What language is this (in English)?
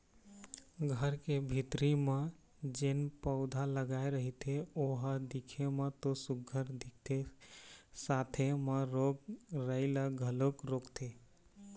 Chhattisgarhi